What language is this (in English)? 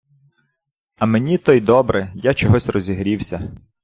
Ukrainian